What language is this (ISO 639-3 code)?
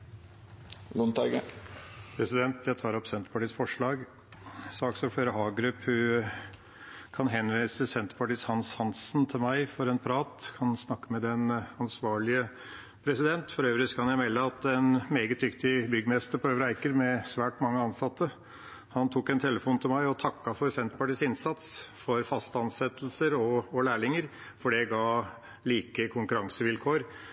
nob